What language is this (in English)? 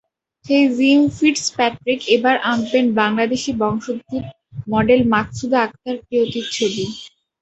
Bangla